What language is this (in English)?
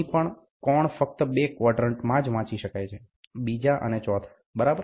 Gujarati